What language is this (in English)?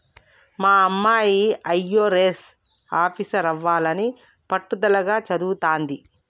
Telugu